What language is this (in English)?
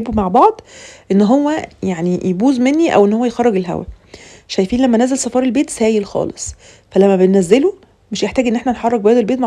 Arabic